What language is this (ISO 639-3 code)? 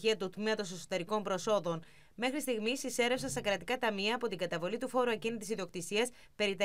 ell